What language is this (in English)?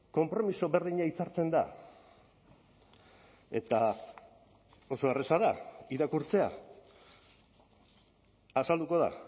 Basque